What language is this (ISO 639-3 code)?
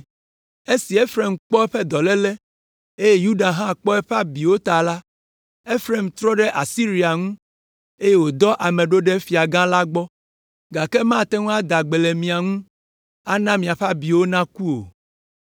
ewe